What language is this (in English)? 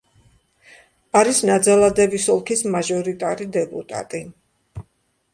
Georgian